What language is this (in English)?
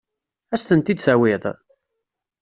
Kabyle